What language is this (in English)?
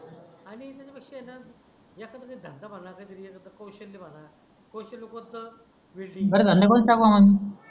Marathi